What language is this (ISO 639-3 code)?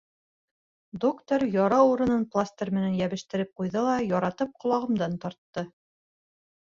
bak